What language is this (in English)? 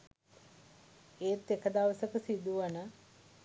Sinhala